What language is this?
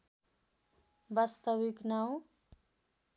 Nepali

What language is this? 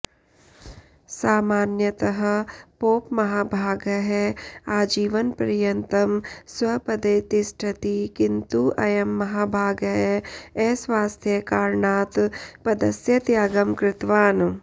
Sanskrit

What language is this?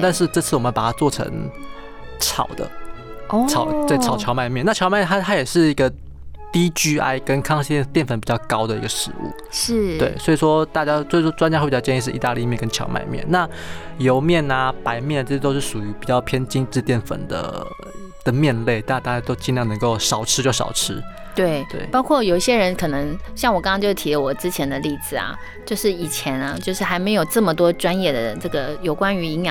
Chinese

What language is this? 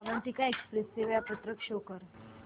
Marathi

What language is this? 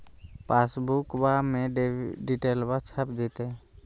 Magahi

